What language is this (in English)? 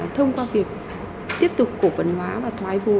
Vietnamese